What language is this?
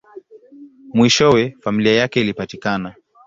Swahili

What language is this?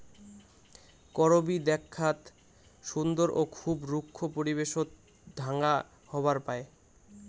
Bangla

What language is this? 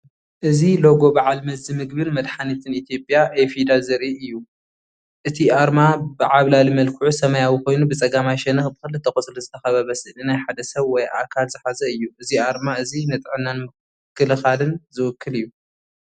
Tigrinya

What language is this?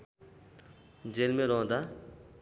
Nepali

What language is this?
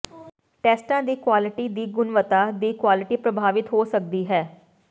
Punjabi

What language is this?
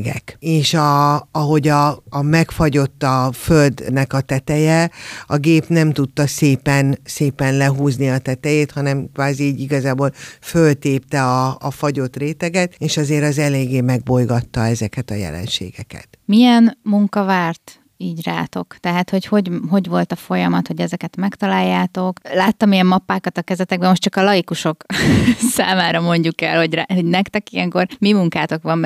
Hungarian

